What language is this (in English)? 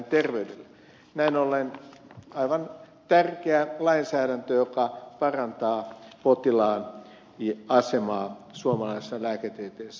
Finnish